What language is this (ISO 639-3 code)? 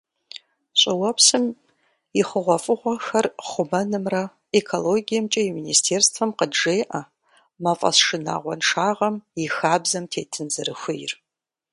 kbd